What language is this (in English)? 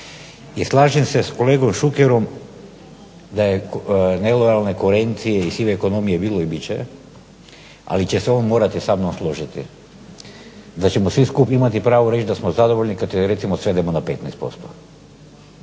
Croatian